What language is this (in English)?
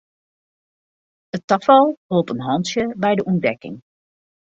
Western Frisian